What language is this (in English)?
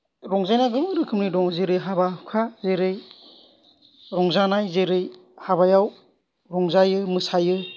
Bodo